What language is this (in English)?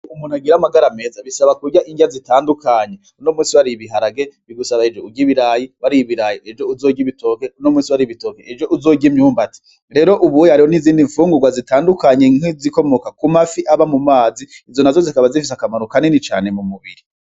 Rundi